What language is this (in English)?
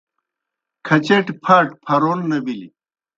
Kohistani Shina